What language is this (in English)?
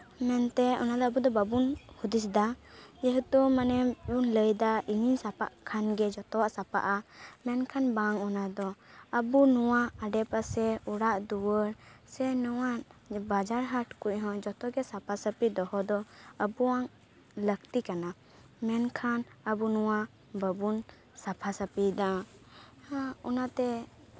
Santali